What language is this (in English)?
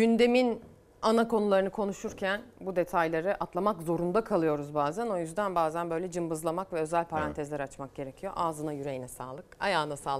Turkish